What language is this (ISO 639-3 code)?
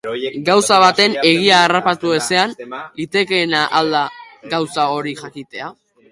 eus